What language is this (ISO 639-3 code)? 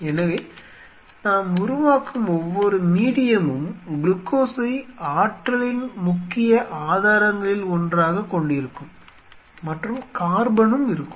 tam